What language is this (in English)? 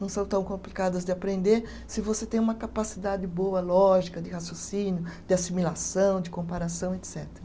Portuguese